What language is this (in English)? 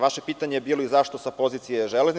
Serbian